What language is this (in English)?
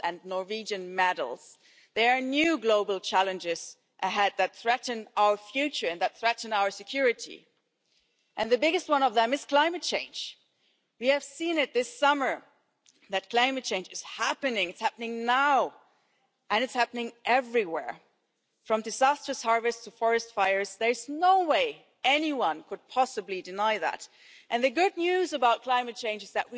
English